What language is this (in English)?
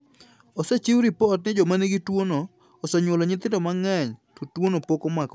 Luo (Kenya and Tanzania)